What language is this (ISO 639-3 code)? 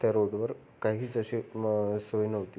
mar